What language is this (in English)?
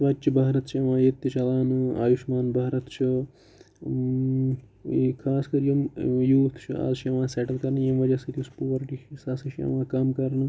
Kashmiri